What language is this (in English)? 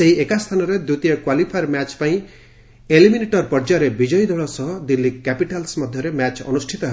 Odia